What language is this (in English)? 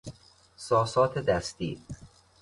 Persian